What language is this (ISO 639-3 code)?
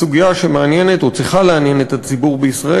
heb